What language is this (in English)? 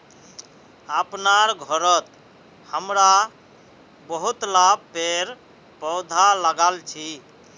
Magahi